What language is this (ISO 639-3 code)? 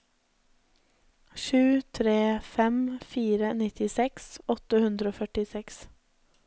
nor